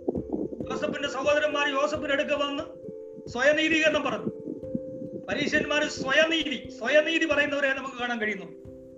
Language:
Malayalam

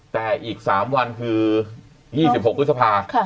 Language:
Thai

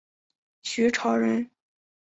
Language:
Chinese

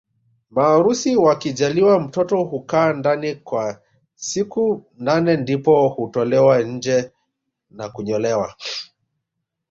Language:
Swahili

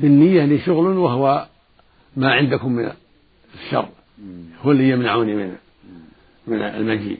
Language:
Arabic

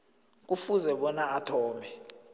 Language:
South Ndebele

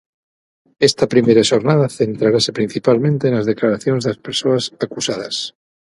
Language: Galician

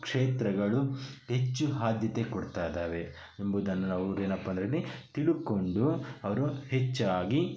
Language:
Kannada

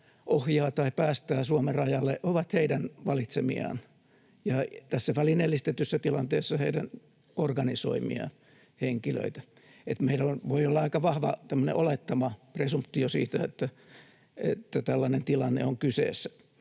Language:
Finnish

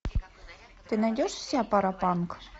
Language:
Russian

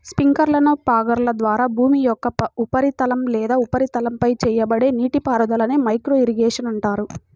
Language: Telugu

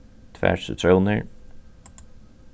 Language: Faroese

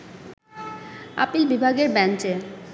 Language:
Bangla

